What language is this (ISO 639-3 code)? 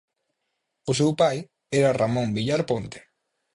glg